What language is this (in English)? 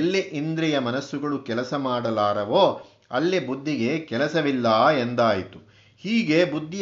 Kannada